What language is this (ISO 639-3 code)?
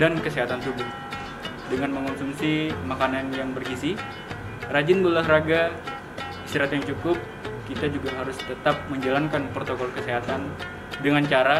ind